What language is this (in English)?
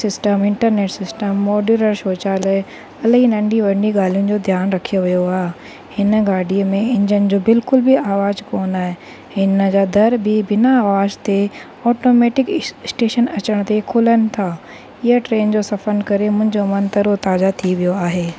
Sindhi